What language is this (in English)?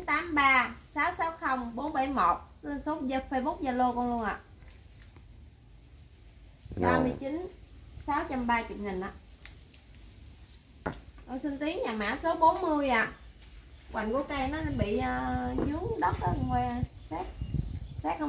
Vietnamese